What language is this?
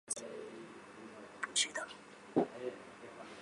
Chinese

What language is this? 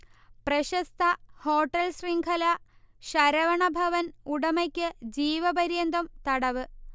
Malayalam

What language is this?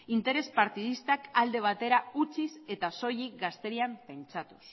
Basque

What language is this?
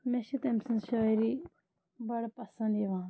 Kashmiri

